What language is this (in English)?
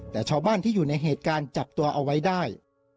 Thai